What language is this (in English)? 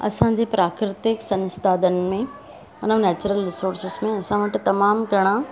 Sindhi